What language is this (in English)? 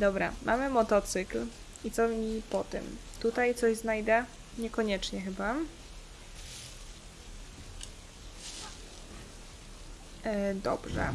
Polish